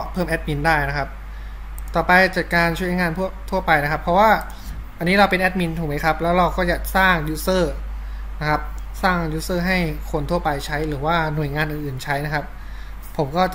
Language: Thai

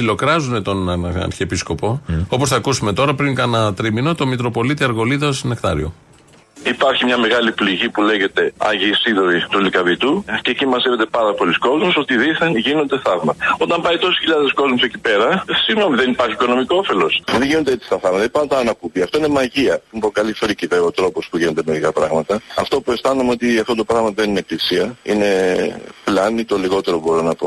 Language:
Greek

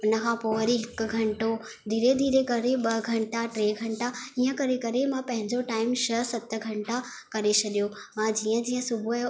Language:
Sindhi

